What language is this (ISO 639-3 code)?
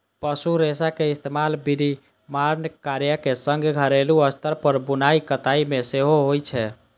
mai